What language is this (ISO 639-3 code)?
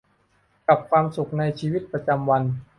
tha